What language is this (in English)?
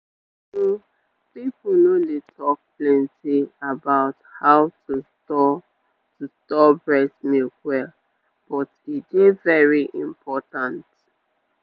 Nigerian Pidgin